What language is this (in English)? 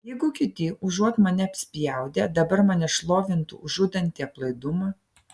Lithuanian